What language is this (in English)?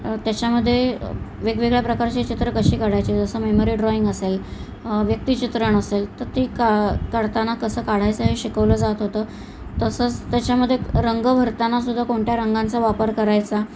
Marathi